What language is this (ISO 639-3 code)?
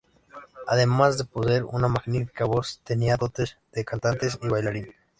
spa